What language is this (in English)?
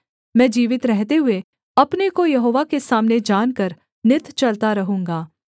Hindi